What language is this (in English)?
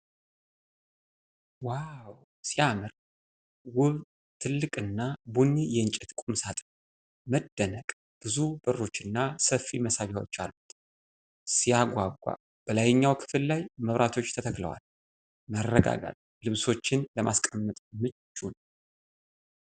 Amharic